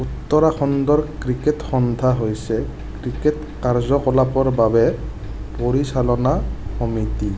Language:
Assamese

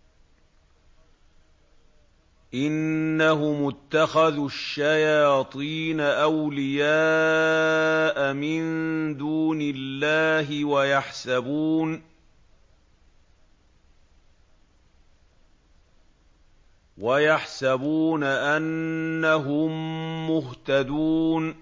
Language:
Arabic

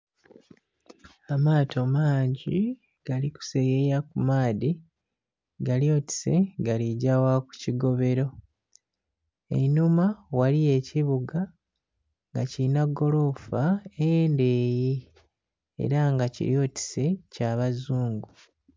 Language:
Soga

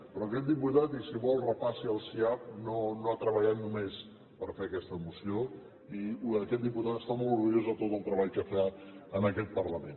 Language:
Catalan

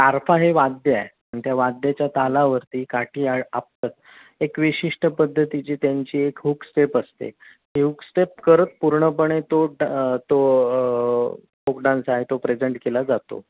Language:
Marathi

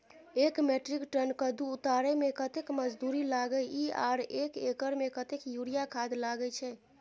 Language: Maithili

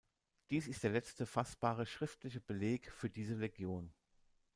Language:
German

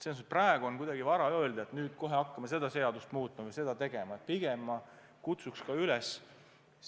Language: Estonian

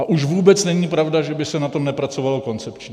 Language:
Czech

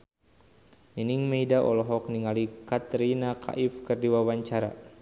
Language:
Sundanese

